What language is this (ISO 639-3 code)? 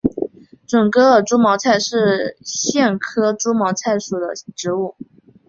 zho